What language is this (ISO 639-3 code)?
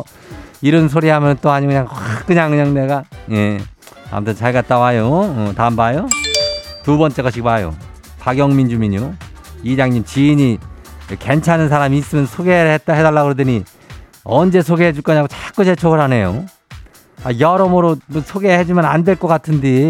kor